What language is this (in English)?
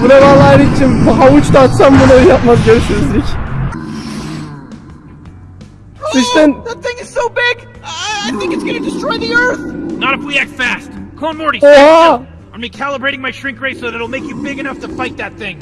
Turkish